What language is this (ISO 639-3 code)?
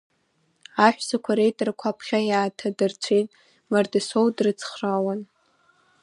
abk